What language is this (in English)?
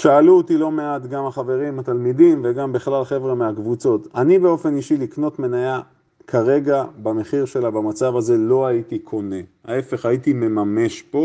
Hebrew